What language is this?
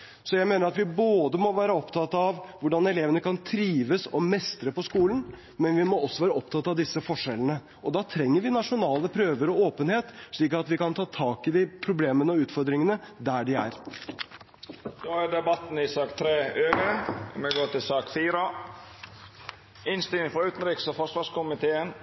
Norwegian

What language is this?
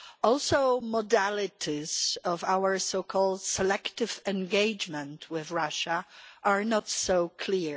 English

